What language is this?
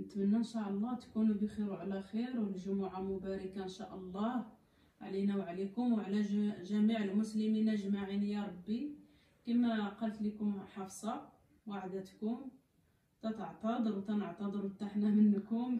Arabic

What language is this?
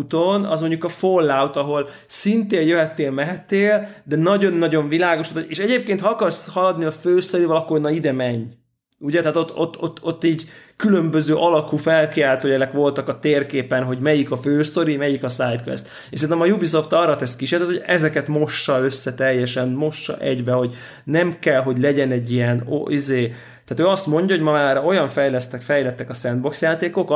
Hungarian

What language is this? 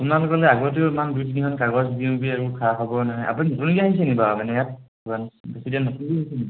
Assamese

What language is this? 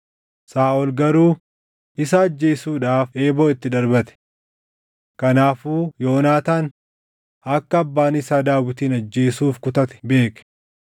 Oromo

